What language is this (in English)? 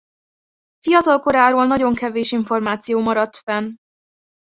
Hungarian